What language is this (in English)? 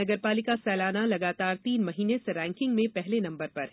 Hindi